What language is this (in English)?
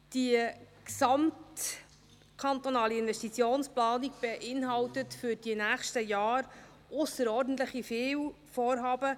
Swiss German